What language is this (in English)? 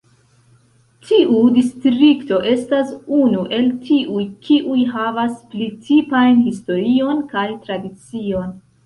Esperanto